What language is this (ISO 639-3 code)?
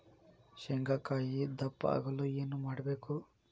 kan